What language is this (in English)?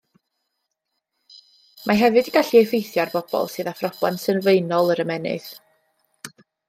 Welsh